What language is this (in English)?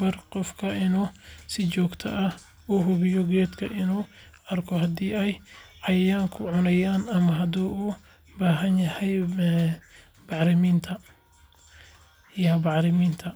Somali